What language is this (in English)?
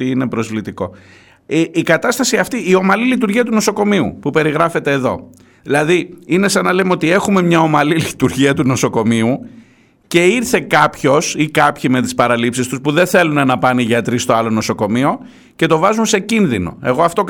Greek